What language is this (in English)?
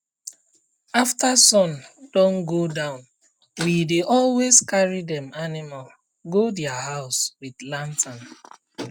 Nigerian Pidgin